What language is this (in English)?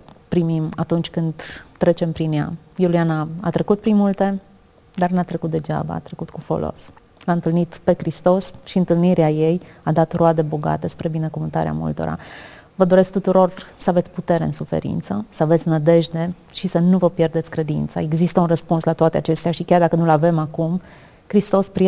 Romanian